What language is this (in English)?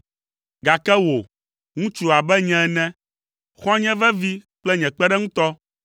Ewe